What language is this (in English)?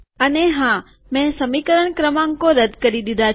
Gujarati